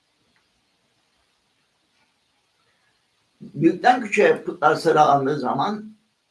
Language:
Turkish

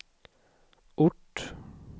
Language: Swedish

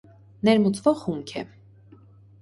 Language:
Armenian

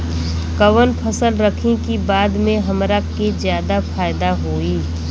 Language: Bhojpuri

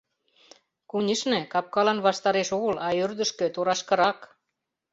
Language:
Mari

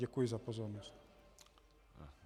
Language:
Czech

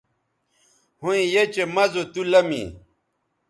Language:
Bateri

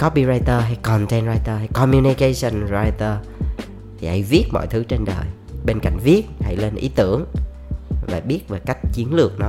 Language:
Vietnamese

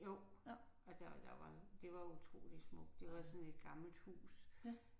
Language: Danish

